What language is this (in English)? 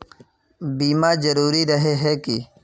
Magahi